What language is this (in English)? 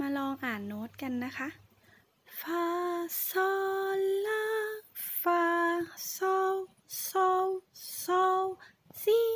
Thai